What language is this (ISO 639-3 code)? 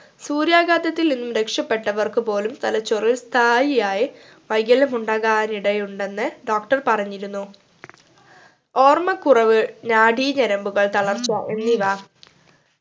mal